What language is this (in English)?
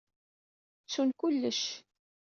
Kabyle